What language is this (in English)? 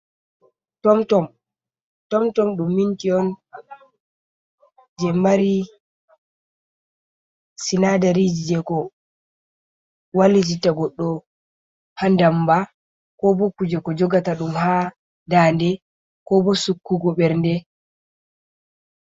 Fula